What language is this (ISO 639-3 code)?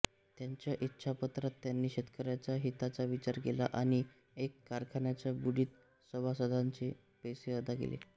mar